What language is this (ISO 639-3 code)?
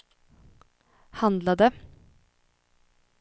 swe